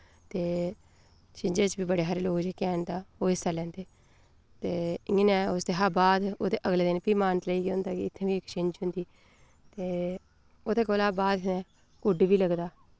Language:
Dogri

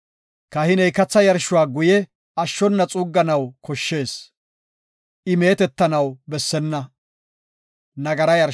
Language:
Gofa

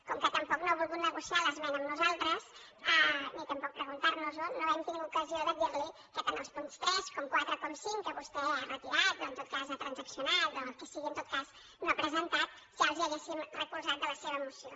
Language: Catalan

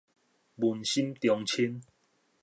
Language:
Min Nan Chinese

